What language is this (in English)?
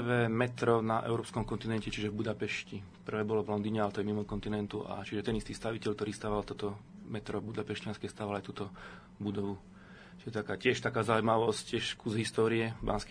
Slovak